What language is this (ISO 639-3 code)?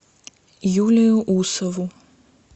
rus